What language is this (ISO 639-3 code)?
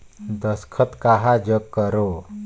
hne